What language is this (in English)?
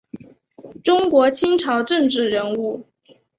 Chinese